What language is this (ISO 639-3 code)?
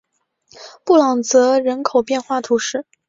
zho